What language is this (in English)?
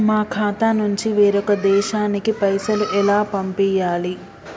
Telugu